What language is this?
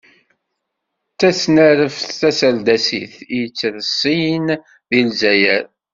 Kabyle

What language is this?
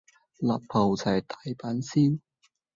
Cantonese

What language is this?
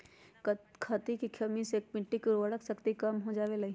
Magahi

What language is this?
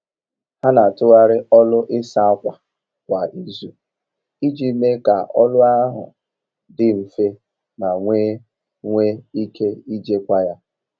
Igbo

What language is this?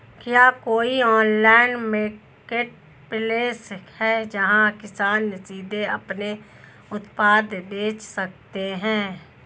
Hindi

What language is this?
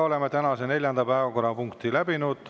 Estonian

